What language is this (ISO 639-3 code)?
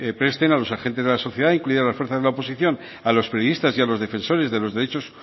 spa